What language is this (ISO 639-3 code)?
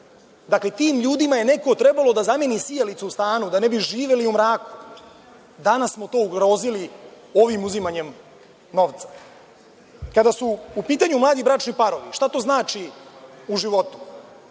srp